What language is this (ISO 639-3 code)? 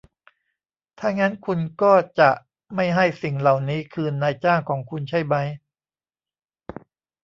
tha